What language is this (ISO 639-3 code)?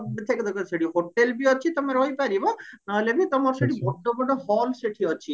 ori